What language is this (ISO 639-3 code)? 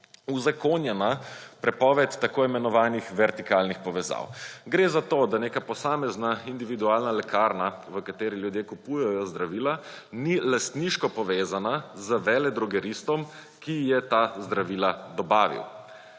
slv